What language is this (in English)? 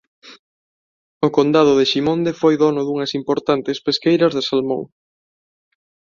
Galician